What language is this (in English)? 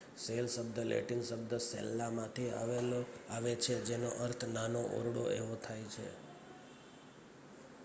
Gujarati